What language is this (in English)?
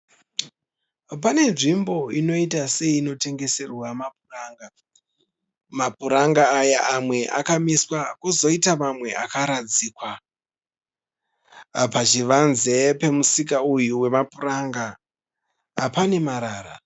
Shona